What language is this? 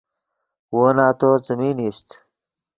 Yidgha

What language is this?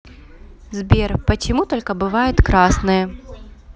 Russian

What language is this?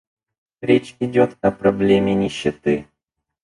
Russian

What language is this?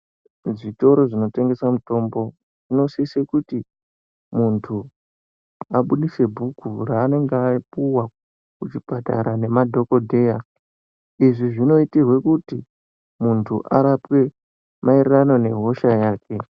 Ndau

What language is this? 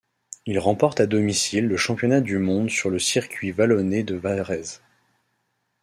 French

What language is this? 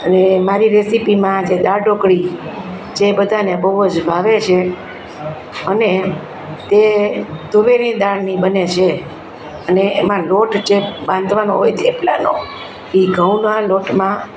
Gujarati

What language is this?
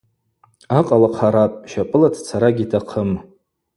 Abaza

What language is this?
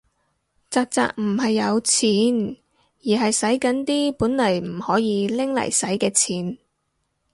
Cantonese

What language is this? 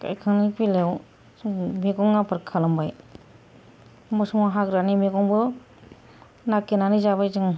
Bodo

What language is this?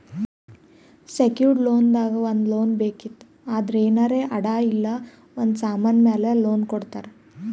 Kannada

